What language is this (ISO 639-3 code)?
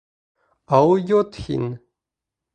bak